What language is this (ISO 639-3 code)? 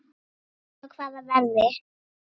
isl